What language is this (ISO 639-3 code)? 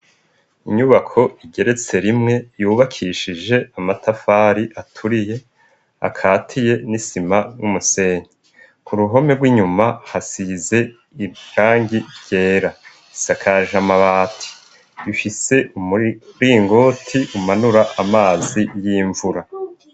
run